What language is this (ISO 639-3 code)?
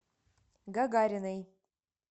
rus